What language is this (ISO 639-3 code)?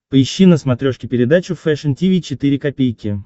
rus